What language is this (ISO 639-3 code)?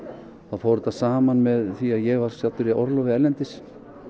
isl